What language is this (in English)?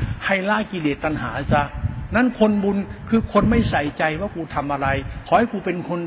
Thai